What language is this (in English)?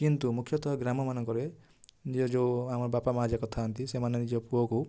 Odia